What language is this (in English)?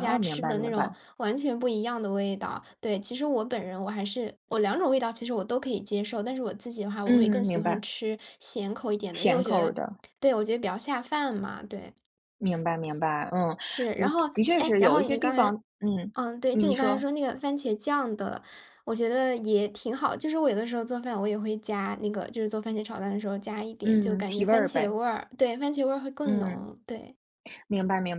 Chinese